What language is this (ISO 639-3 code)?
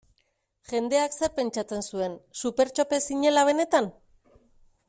eus